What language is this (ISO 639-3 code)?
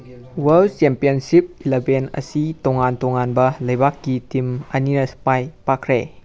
mni